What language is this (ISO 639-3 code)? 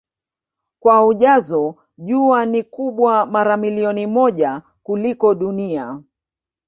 swa